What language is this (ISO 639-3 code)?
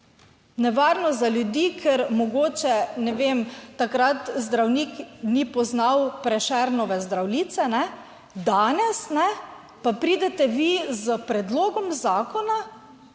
slv